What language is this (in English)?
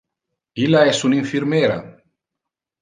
Interlingua